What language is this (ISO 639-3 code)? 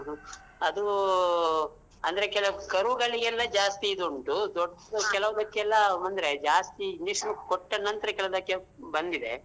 kan